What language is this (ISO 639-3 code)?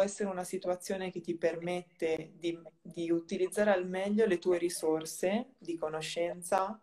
ita